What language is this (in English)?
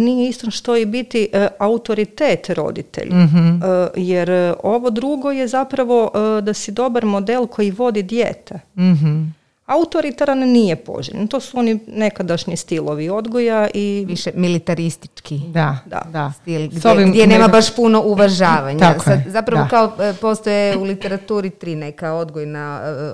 Croatian